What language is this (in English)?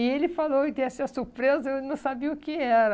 Portuguese